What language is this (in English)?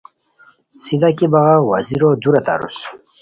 Khowar